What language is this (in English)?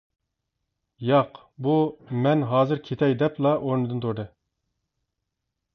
Uyghur